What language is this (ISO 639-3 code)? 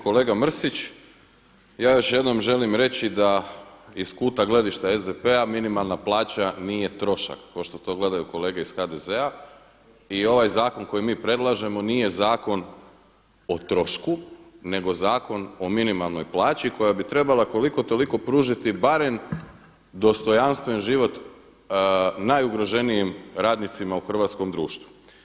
hrv